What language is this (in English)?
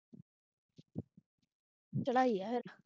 Punjabi